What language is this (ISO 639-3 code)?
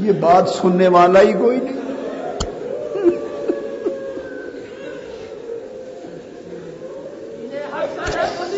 urd